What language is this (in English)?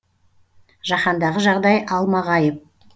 Kazakh